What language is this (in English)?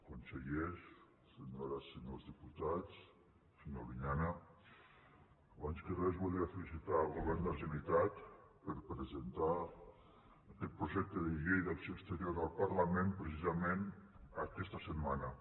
Catalan